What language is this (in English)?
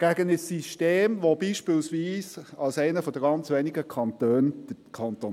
Swiss German